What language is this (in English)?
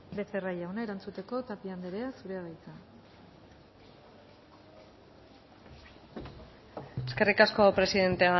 Basque